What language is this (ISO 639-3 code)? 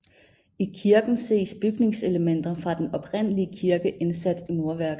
dan